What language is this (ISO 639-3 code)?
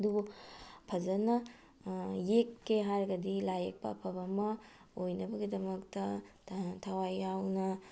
mni